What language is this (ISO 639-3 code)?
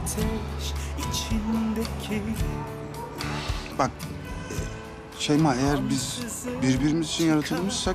tur